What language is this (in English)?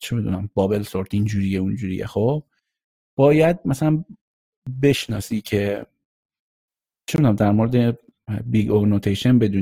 Persian